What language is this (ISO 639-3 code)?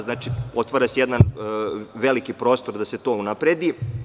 srp